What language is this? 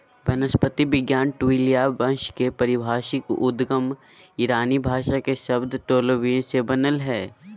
Magahi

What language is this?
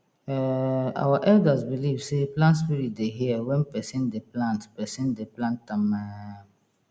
Nigerian Pidgin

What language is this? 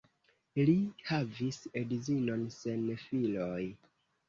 Esperanto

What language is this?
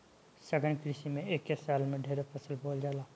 Bhojpuri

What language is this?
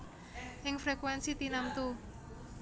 Javanese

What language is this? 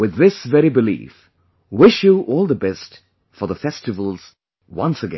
English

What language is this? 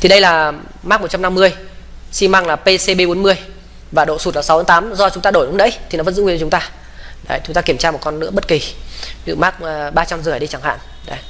Vietnamese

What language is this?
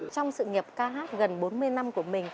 Vietnamese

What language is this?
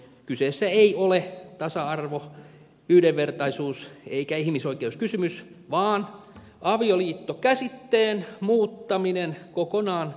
Finnish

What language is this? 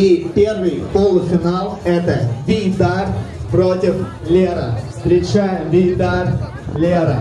Russian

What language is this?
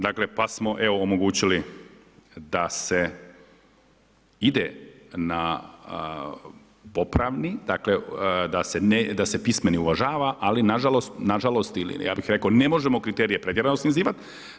Croatian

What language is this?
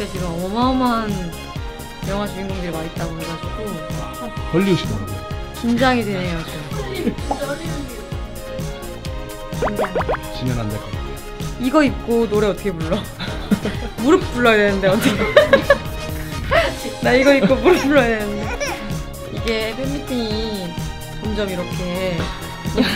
Korean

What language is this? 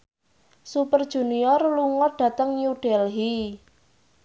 Javanese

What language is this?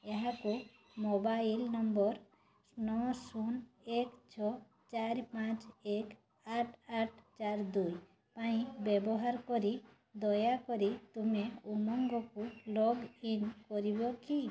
Odia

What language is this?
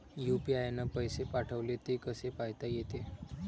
Marathi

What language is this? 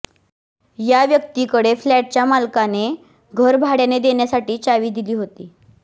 Marathi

